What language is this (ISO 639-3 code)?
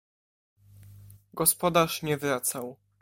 pol